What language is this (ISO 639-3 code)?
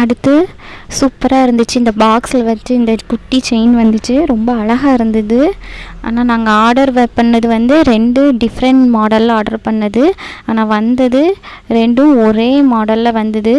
tam